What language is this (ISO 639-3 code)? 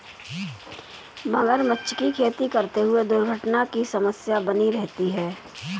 hin